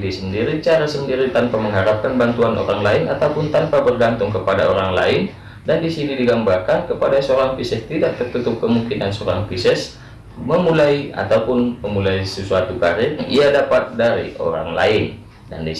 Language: Indonesian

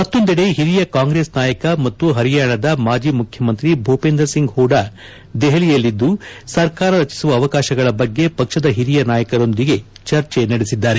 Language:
Kannada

